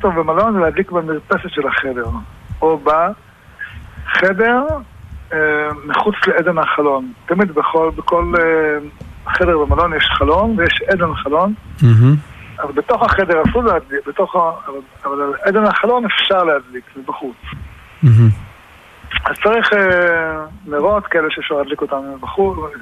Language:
Hebrew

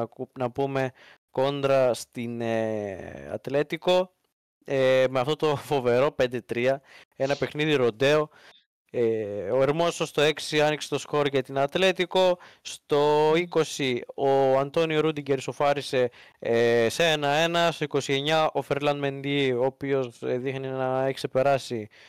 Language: Greek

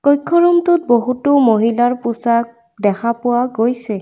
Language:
Assamese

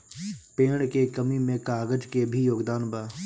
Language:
Bhojpuri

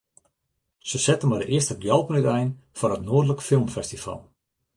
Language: Western Frisian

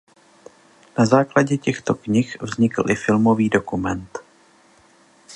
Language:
Czech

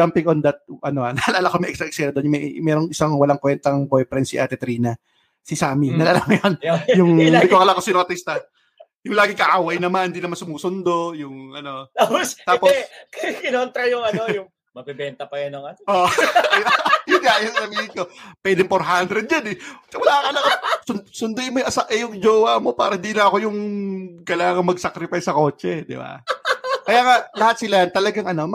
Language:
Filipino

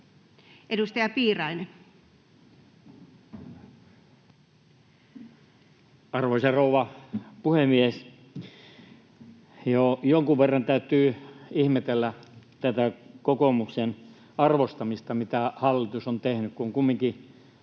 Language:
Finnish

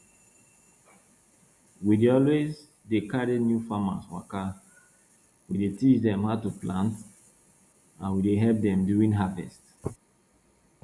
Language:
Nigerian Pidgin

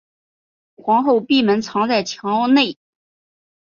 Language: Chinese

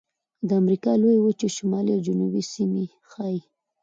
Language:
Pashto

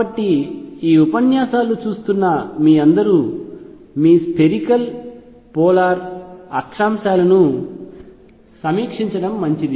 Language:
Telugu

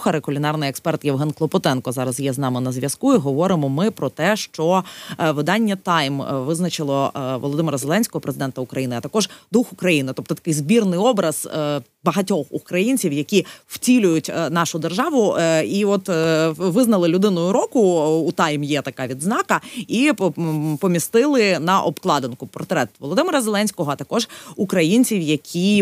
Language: Ukrainian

